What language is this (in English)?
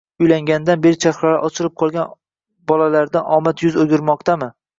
Uzbek